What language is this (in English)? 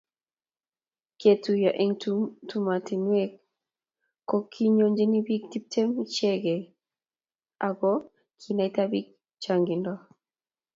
Kalenjin